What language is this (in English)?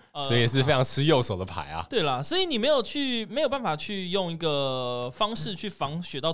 Chinese